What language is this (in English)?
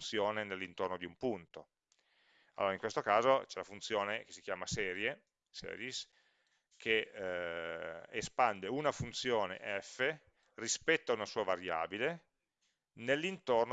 Italian